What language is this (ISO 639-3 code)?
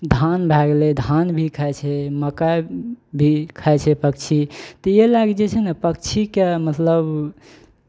mai